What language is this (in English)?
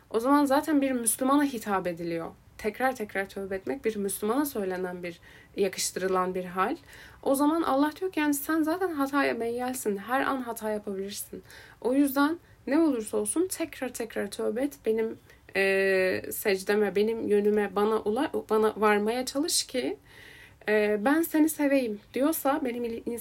Turkish